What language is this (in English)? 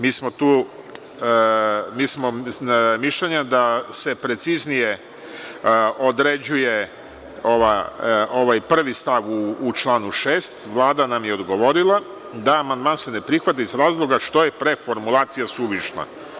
Serbian